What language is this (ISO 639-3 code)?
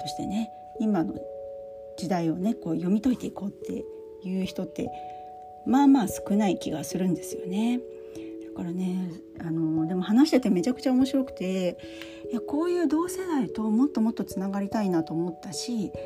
jpn